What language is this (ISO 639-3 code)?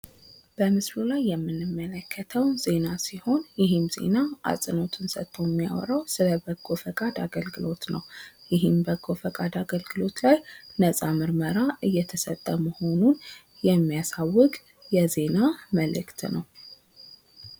amh